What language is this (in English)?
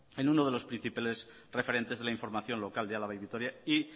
Spanish